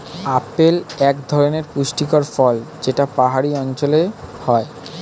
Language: Bangla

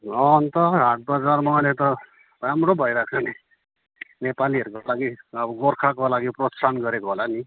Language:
Nepali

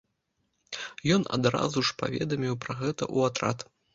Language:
Belarusian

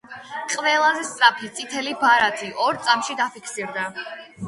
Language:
Georgian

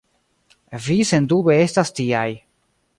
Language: Esperanto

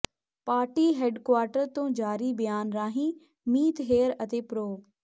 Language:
Punjabi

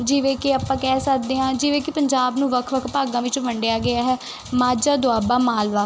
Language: Punjabi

